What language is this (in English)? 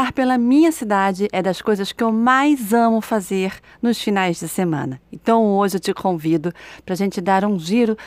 Portuguese